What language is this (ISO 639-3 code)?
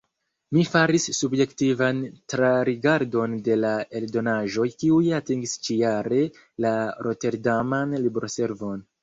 epo